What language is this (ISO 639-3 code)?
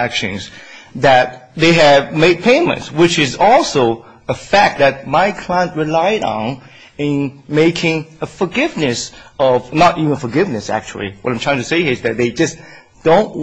eng